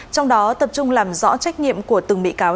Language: Vietnamese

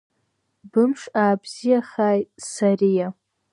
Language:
Abkhazian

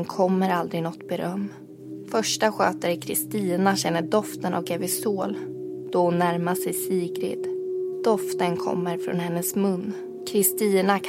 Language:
Swedish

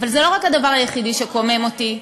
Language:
Hebrew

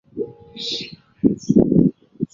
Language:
Chinese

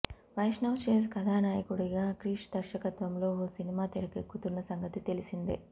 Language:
Telugu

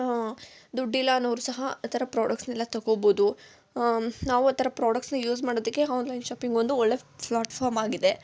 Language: Kannada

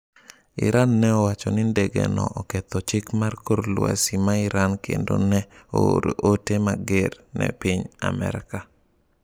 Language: Luo (Kenya and Tanzania)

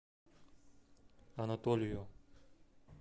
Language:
Russian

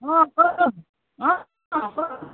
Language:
Assamese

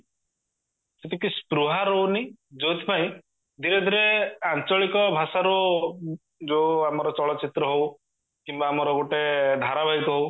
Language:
Odia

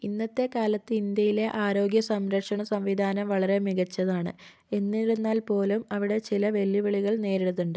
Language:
Malayalam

